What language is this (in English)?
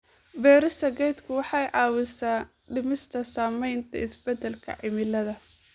Somali